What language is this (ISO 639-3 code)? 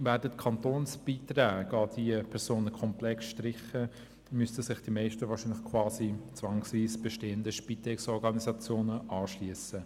gsw